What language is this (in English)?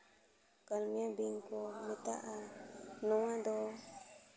Santali